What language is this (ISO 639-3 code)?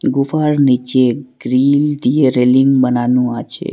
ben